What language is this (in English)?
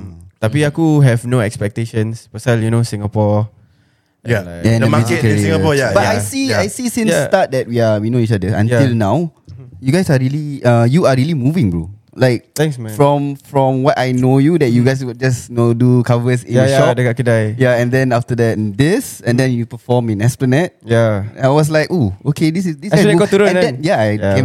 Malay